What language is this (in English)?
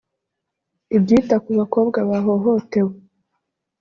Kinyarwanda